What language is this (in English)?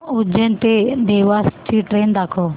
Marathi